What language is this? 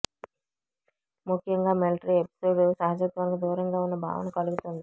Telugu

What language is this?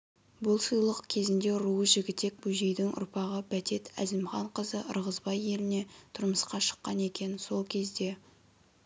Kazakh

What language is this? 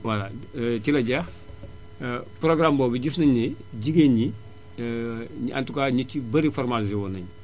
Wolof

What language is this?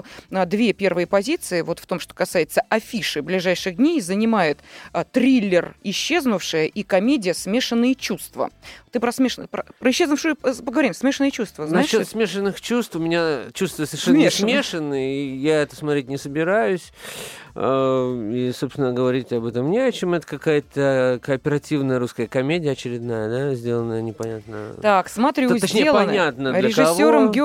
Russian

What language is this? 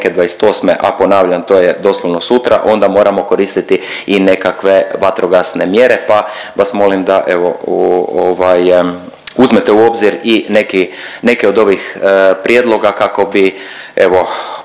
Croatian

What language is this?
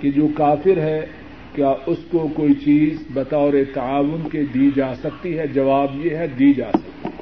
Urdu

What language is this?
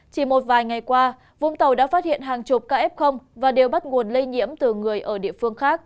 Vietnamese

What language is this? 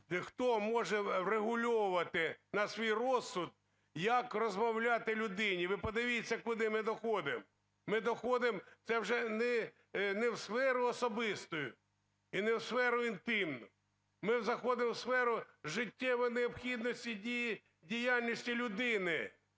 Ukrainian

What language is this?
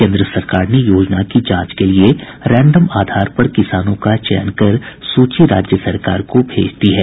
Hindi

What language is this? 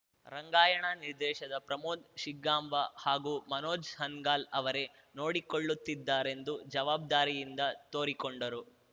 Kannada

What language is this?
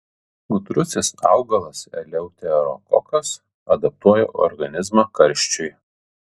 Lithuanian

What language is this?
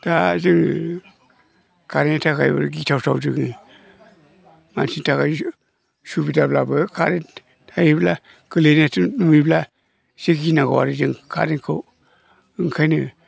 Bodo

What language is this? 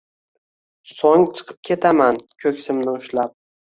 Uzbek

